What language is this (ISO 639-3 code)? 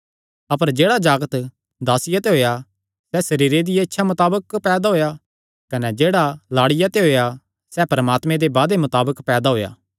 xnr